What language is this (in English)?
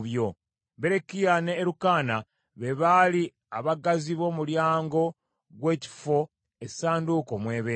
Ganda